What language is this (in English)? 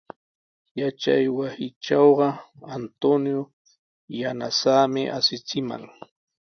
Sihuas Ancash Quechua